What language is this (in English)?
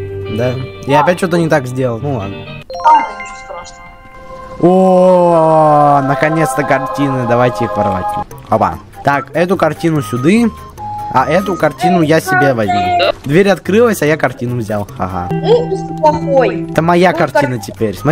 Russian